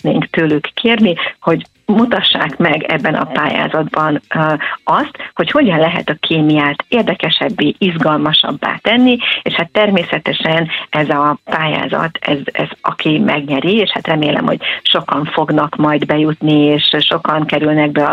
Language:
Hungarian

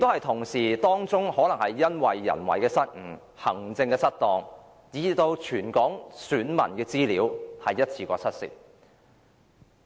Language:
Cantonese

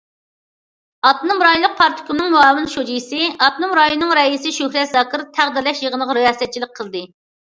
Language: Uyghur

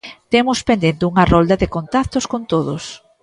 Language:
Galician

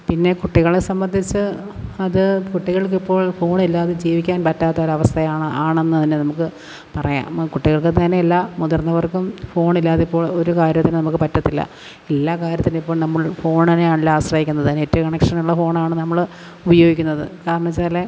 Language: Malayalam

